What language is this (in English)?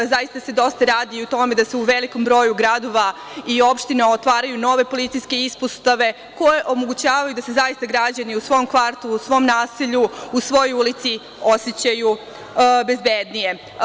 Serbian